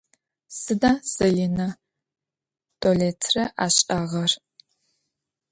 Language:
Adyghe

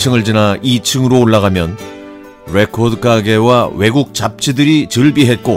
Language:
Korean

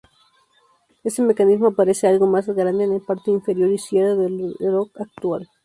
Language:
Spanish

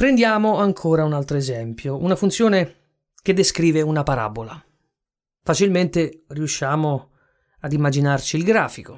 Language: Italian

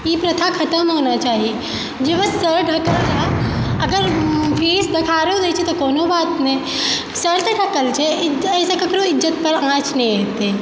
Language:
Maithili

